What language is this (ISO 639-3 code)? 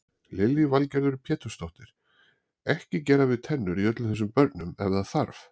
isl